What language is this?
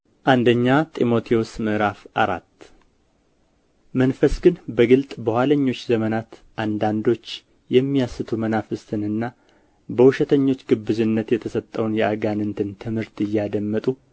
Amharic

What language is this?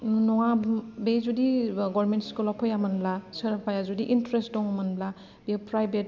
Bodo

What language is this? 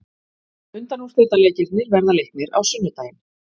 Icelandic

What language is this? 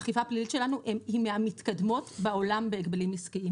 Hebrew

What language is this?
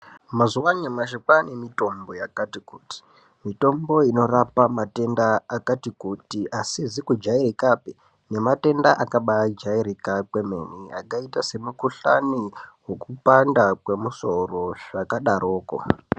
Ndau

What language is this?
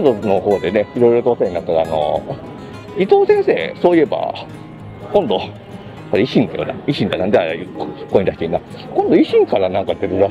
Japanese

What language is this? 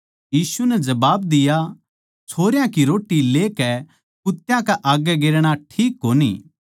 Haryanvi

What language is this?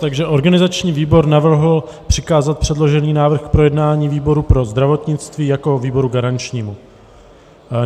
Czech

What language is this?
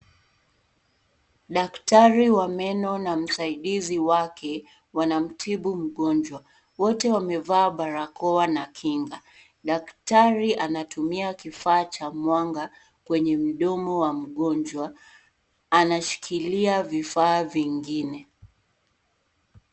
Swahili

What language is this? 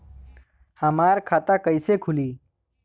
Bhojpuri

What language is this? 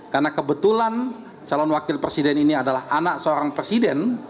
Indonesian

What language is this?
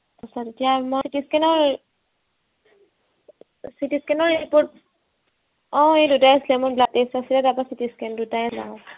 Assamese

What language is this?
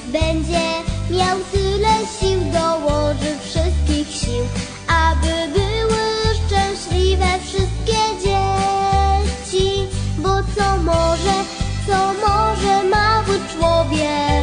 Polish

